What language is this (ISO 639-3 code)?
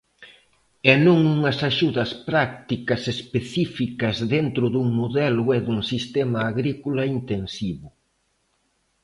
glg